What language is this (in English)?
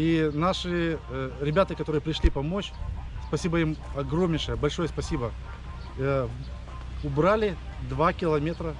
Russian